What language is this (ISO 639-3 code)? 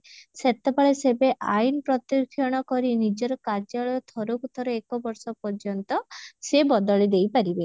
ori